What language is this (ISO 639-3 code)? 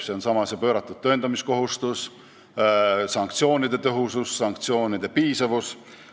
est